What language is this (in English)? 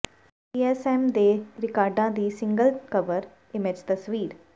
Punjabi